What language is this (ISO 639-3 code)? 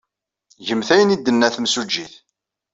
kab